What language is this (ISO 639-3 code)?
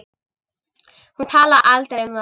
isl